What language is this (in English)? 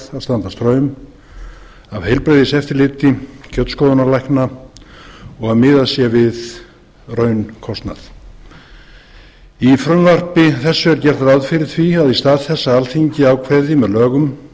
Icelandic